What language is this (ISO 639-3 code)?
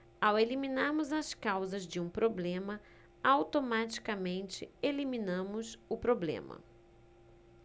por